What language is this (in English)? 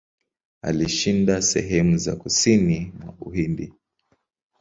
Swahili